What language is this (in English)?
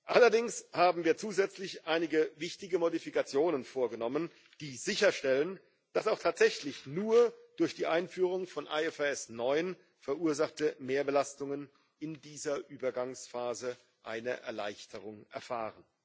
German